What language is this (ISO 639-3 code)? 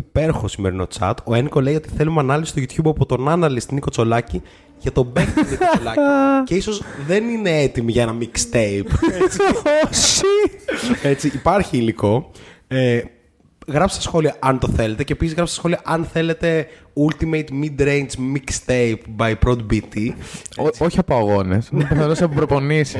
ell